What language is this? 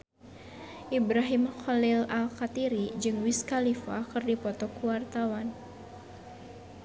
Sundanese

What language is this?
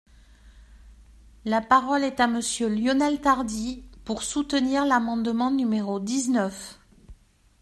French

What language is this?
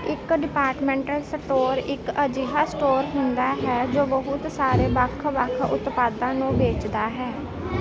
Punjabi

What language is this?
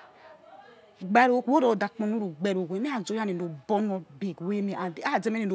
Yekhee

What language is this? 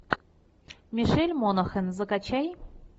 Russian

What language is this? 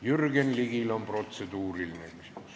Estonian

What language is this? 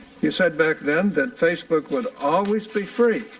English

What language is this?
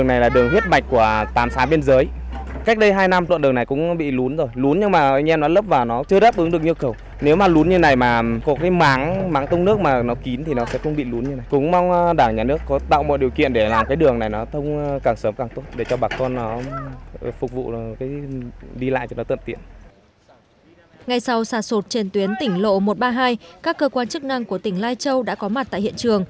Vietnamese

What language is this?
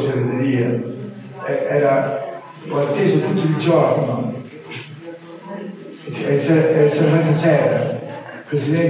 Italian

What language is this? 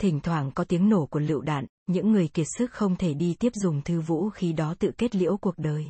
Vietnamese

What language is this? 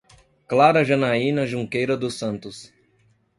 Portuguese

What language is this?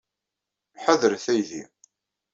Kabyle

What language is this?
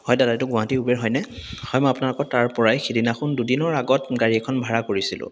Assamese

